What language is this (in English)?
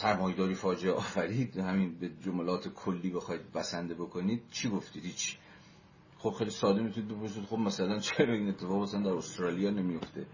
Persian